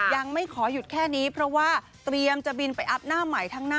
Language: Thai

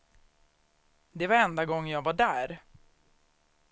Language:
Swedish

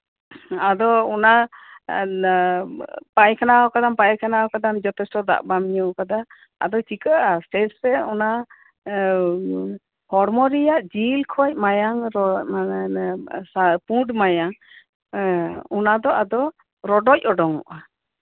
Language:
Santali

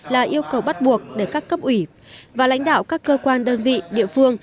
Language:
Vietnamese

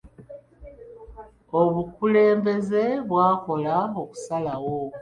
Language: Ganda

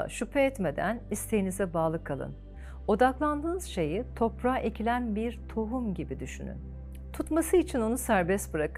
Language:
Turkish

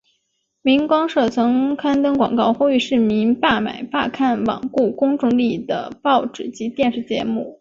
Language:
Chinese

